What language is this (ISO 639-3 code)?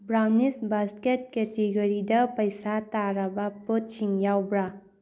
mni